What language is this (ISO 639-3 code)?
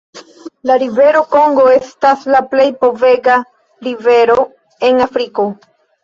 epo